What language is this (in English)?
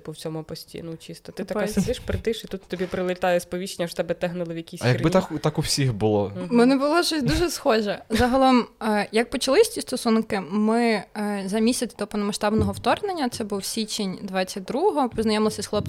Ukrainian